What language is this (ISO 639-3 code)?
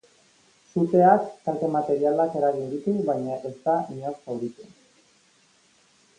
eus